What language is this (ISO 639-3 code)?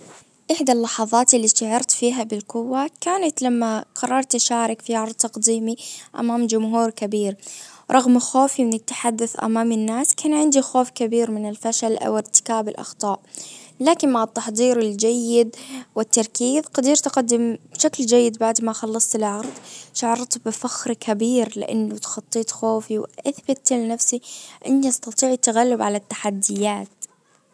ars